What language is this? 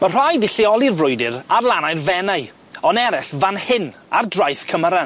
Welsh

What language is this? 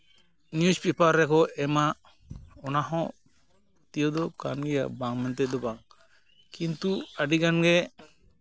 Santali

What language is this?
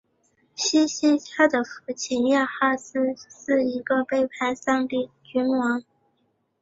Chinese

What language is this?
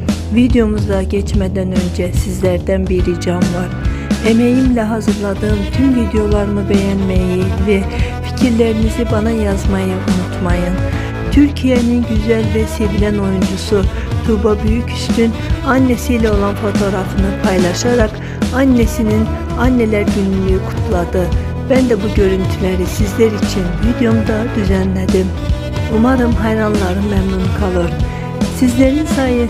Turkish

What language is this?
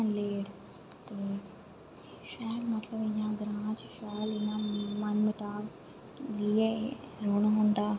Dogri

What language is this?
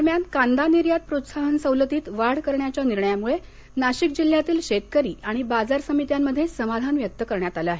Marathi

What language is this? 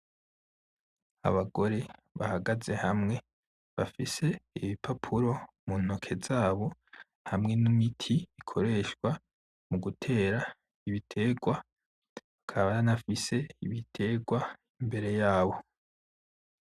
Rundi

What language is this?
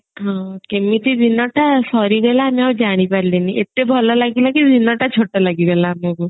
Odia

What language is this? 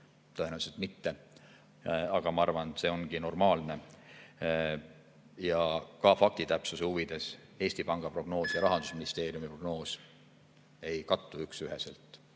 Estonian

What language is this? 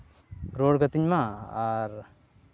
Santali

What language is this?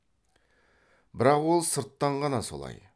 Kazakh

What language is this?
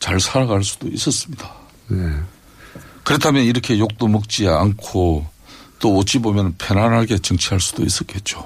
Korean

